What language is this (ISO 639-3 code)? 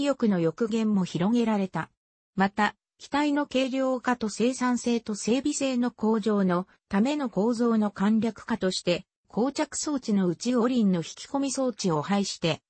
jpn